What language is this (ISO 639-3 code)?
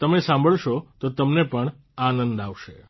guj